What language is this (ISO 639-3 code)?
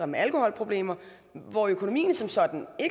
dan